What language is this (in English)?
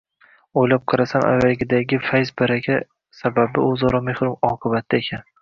Uzbek